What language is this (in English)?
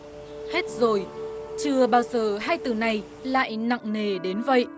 Vietnamese